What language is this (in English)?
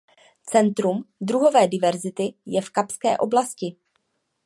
Czech